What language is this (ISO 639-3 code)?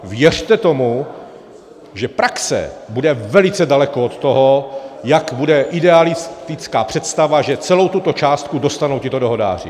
ces